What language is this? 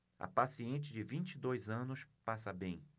Portuguese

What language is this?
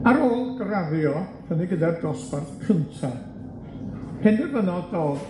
Welsh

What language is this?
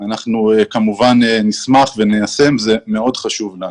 Hebrew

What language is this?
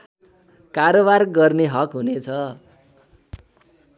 Nepali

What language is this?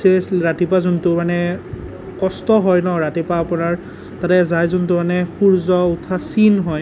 Assamese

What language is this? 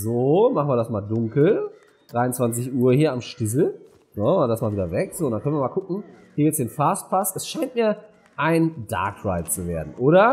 German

